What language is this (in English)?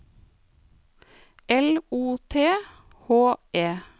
Norwegian